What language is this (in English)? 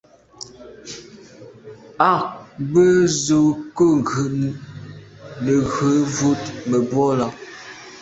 Medumba